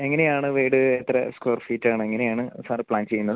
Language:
Malayalam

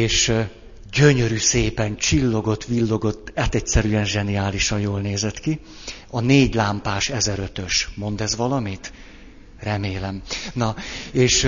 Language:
Hungarian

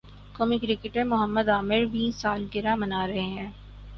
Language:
Urdu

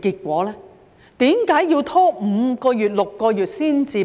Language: Cantonese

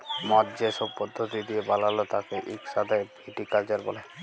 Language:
Bangla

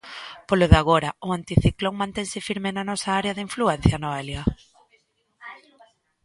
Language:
Galician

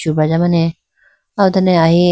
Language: Idu-Mishmi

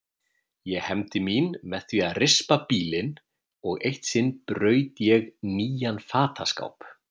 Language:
Icelandic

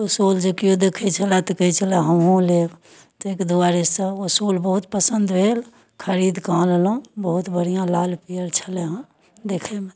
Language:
Maithili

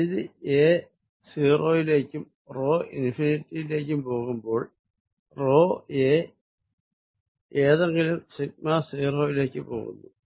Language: Malayalam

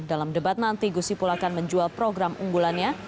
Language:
Indonesian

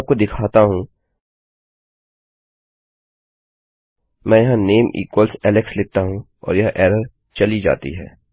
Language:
Hindi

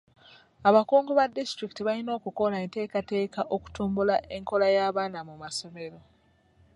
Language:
Ganda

